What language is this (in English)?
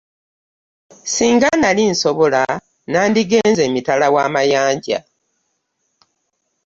Ganda